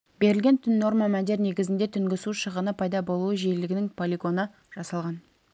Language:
Kazakh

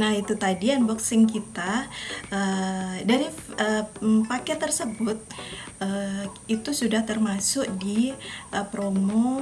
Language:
Indonesian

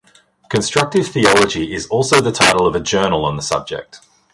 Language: English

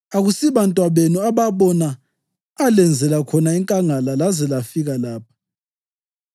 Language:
North Ndebele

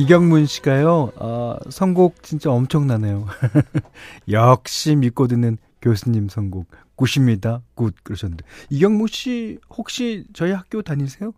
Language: Korean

